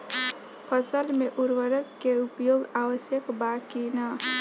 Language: Bhojpuri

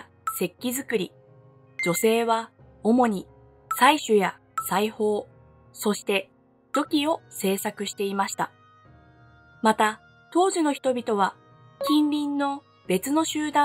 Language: Japanese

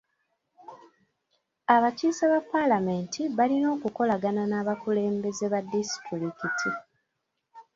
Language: Ganda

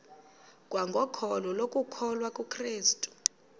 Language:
Xhosa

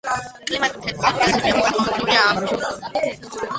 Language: Georgian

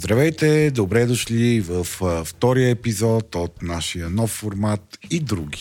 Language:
Bulgarian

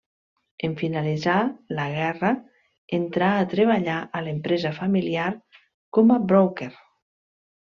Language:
Catalan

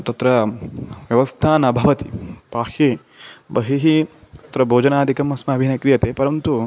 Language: Sanskrit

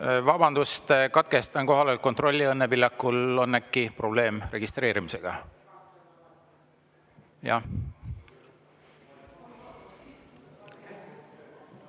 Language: Estonian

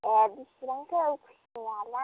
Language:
Bodo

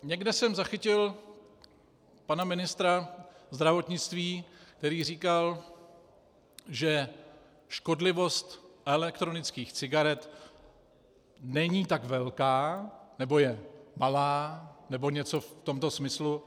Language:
Czech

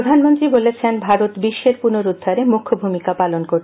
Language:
Bangla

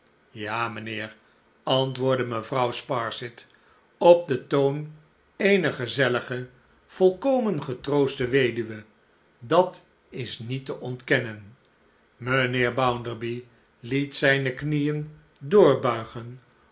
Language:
Dutch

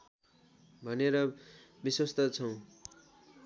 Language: Nepali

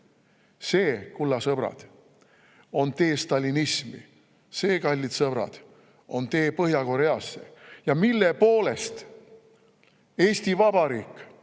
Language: Estonian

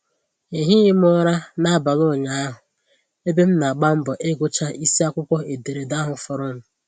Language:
Igbo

